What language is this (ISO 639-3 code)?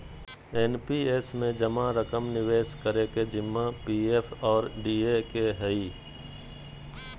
mag